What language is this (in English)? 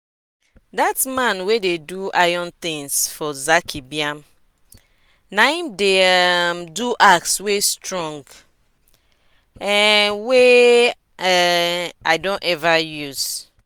Nigerian Pidgin